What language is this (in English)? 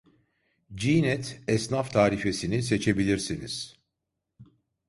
Turkish